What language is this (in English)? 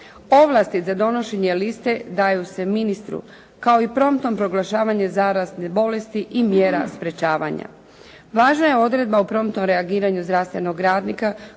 Croatian